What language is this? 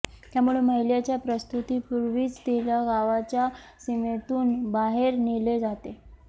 Marathi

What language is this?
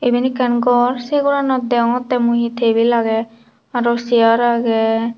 Chakma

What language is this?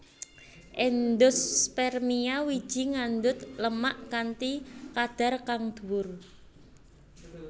Javanese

